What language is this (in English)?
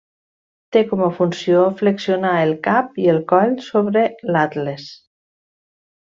Catalan